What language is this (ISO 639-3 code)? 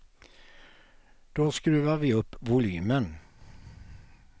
swe